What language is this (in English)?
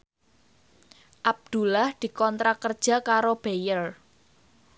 Javanese